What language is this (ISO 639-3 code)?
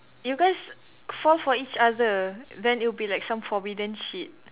eng